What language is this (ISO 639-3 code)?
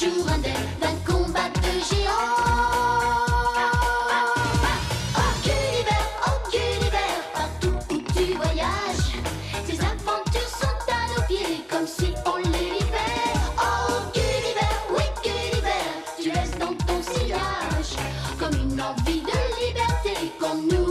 fra